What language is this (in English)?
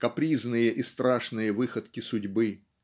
Russian